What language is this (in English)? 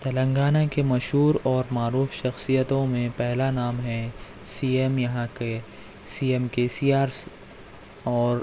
Urdu